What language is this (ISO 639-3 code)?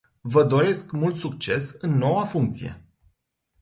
ron